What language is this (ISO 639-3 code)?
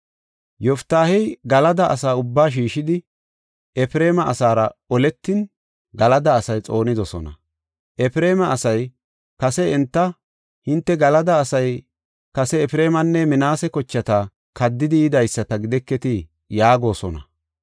gof